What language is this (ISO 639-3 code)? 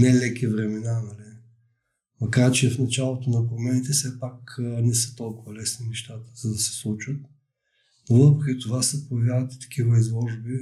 bul